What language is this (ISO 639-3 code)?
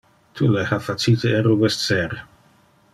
ina